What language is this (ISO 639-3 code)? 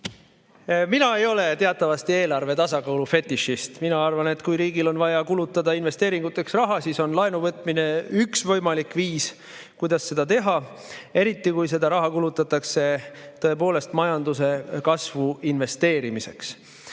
est